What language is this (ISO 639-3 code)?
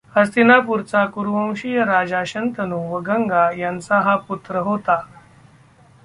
mar